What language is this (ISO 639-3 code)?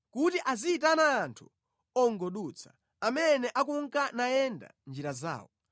nya